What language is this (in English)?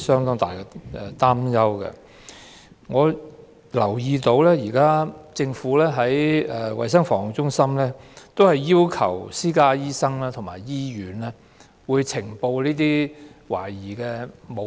Cantonese